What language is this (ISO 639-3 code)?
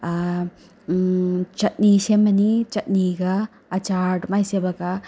mni